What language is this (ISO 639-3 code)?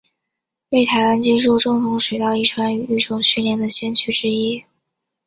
zho